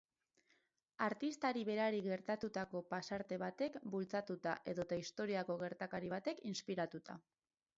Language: Basque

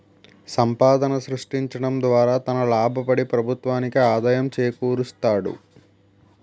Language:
Telugu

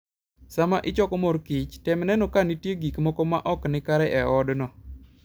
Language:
Luo (Kenya and Tanzania)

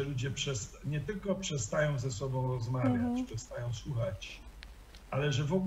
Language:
Polish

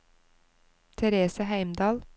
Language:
Norwegian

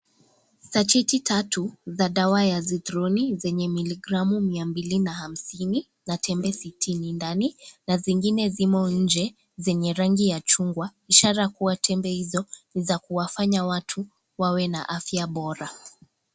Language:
Swahili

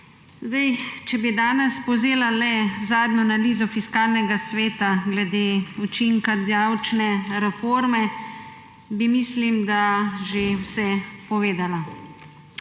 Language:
Slovenian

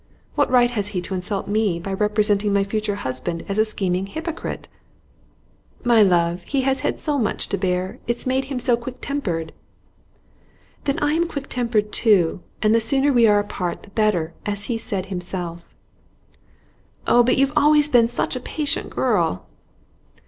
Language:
English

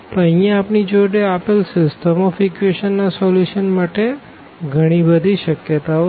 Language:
Gujarati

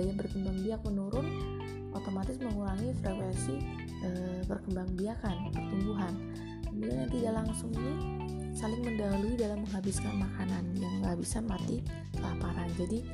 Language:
Indonesian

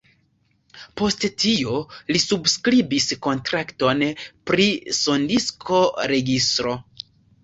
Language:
Esperanto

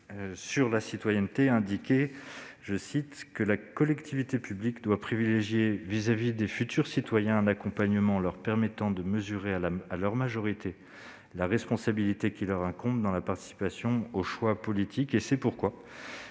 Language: French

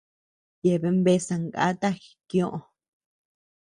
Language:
Tepeuxila Cuicatec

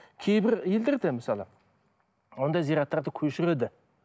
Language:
Kazakh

